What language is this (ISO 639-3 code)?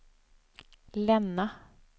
swe